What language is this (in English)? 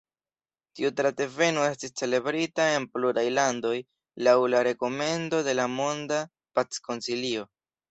Esperanto